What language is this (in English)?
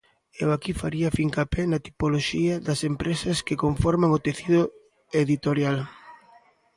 Galician